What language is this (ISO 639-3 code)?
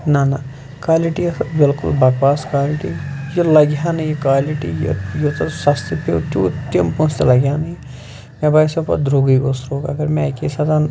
kas